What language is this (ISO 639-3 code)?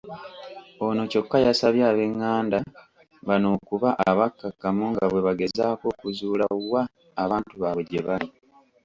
lug